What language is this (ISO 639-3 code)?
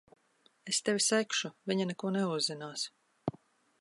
lav